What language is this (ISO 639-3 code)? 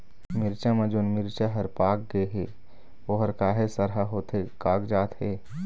hne